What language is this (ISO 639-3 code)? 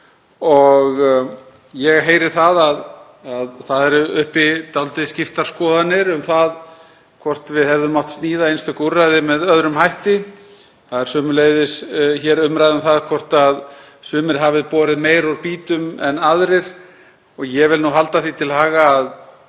isl